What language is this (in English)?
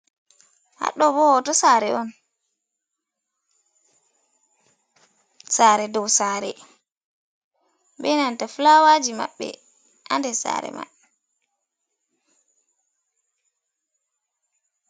Fula